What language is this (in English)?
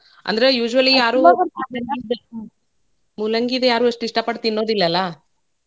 Kannada